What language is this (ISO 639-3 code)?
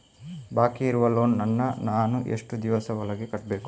kan